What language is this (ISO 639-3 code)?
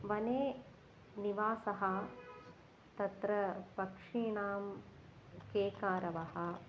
san